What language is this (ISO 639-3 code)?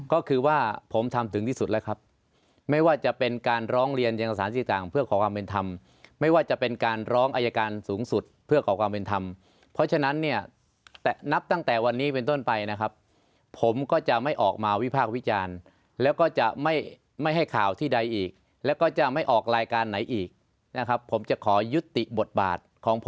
tha